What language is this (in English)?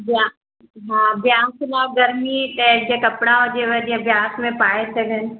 Sindhi